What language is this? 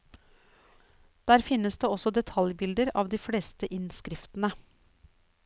Norwegian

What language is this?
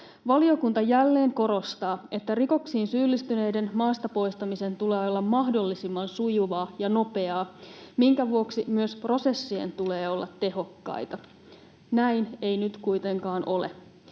Finnish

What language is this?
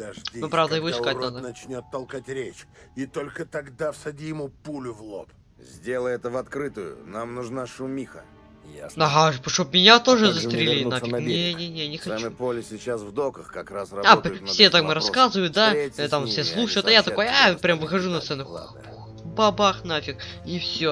Russian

